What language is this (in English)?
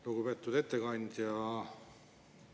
Estonian